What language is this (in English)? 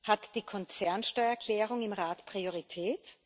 German